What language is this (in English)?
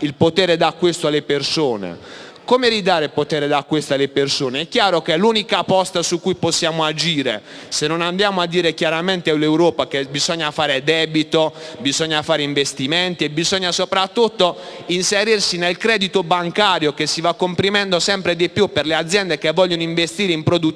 Italian